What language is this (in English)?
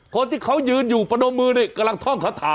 Thai